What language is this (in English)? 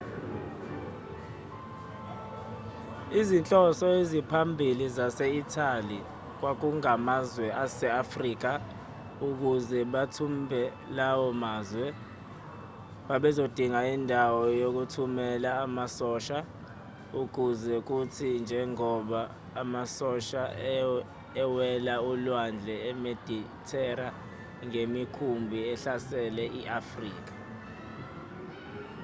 Zulu